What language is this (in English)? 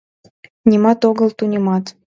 Mari